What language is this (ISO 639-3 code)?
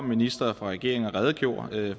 dan